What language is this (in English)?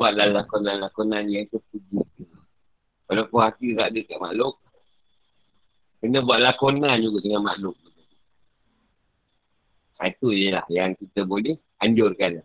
Malay